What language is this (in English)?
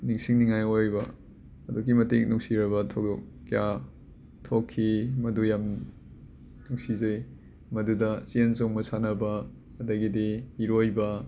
Manipuri